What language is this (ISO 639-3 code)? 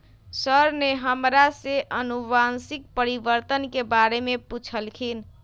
mag